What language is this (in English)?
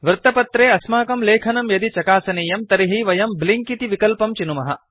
Sanskrit